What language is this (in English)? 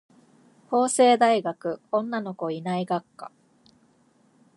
Japanese